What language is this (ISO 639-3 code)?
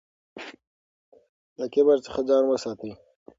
pus